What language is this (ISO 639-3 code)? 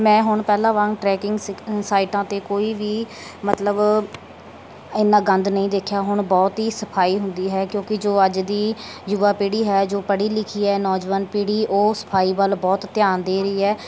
pan